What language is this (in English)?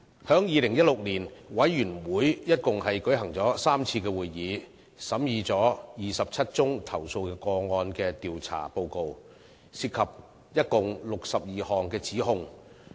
Cantonese